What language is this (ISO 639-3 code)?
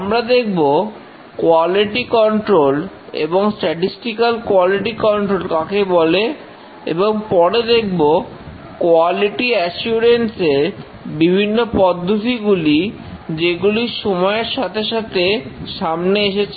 ben